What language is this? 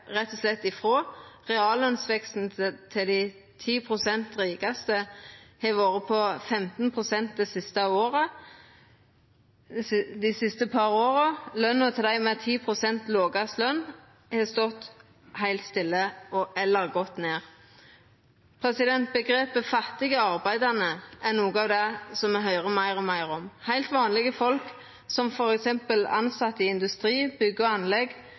Norwegian Nynorsk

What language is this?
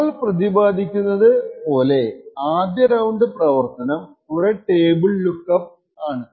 Malayalam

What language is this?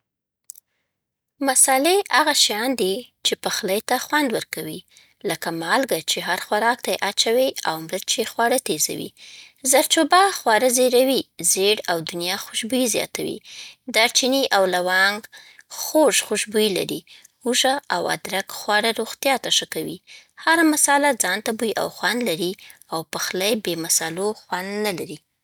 Southern Pashto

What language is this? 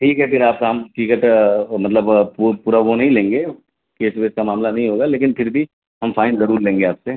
Urdu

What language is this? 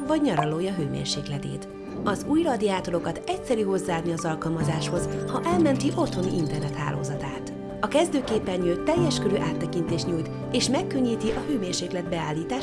Hungarian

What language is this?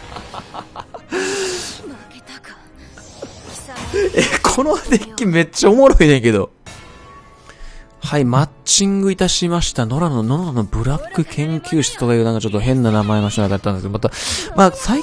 Japanese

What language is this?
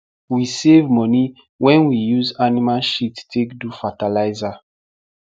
Nigerian Pidgin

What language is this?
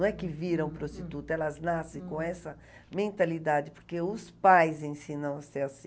Portuguese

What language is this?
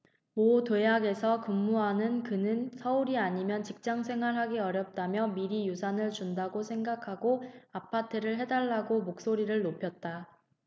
Korean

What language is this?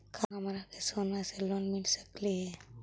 Magahi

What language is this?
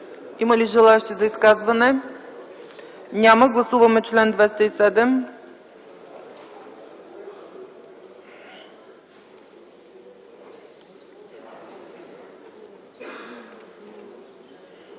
Bulgarian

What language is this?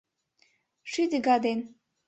Mari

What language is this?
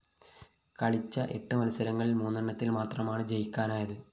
Malayalam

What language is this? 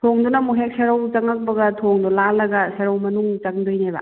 Manipuri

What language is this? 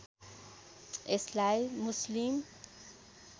Nepali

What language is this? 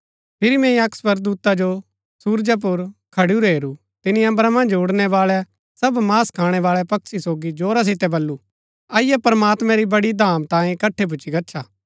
Gaddi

